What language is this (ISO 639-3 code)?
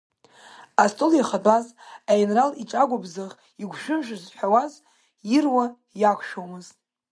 abk